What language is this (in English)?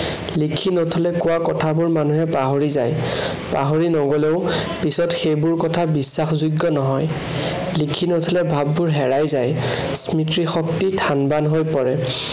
Assamese